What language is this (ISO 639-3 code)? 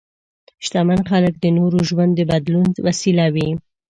pus